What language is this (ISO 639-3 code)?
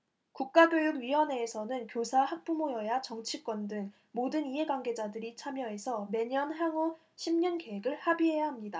kor